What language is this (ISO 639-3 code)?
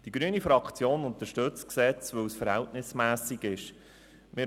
gsw